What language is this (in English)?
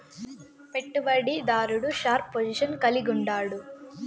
Telugu